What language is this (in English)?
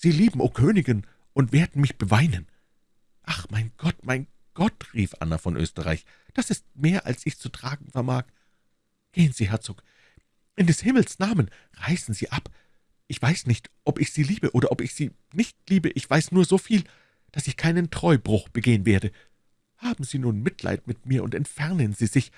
German